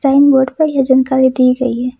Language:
Hindi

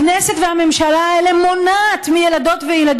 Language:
Hebrew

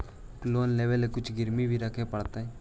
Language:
Magahi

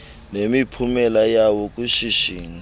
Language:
Xhosa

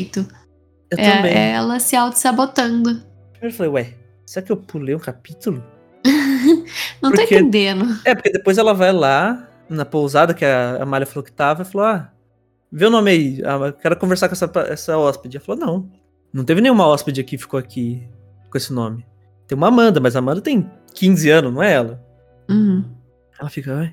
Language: Portuguese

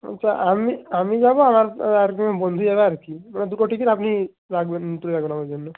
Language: Bangla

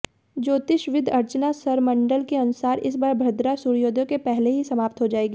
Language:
Hindi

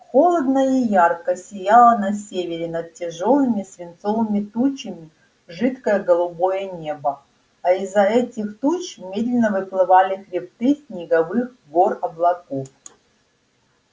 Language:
Russian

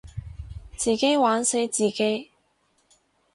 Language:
Cantonese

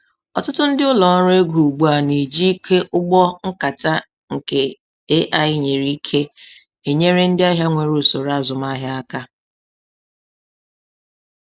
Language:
Igbo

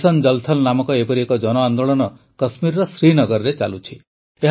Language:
Odia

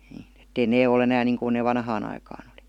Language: Finnish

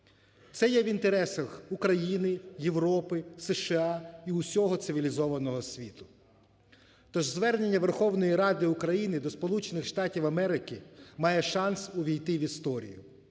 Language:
Ukrainian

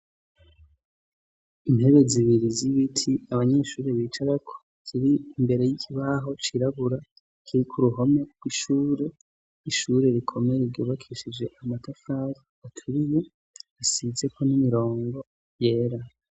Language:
Rundi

